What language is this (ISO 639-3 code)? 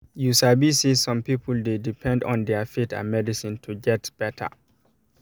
pcm